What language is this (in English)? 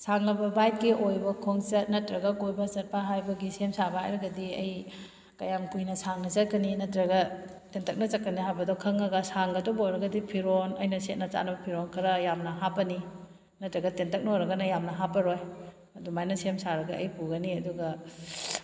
Manipuri